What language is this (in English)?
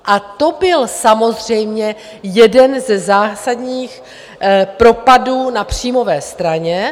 Czech